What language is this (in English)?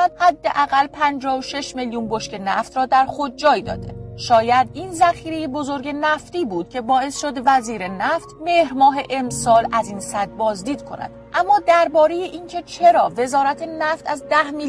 Persian